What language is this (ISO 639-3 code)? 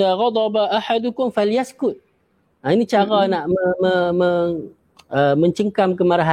msa